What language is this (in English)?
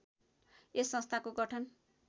Nepali